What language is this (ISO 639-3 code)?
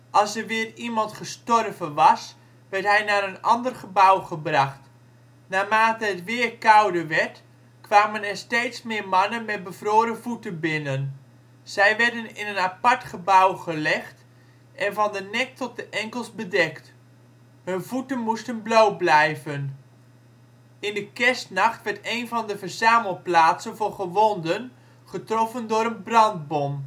nld